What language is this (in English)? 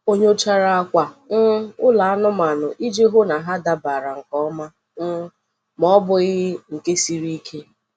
Igbo